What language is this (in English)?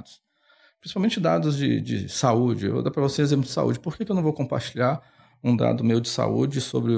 Portuguese